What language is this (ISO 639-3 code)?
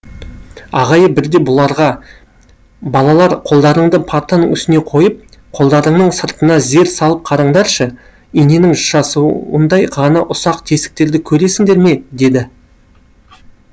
kaz